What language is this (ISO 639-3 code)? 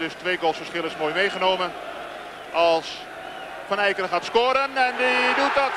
nld